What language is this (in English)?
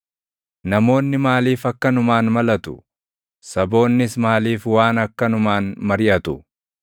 Oromo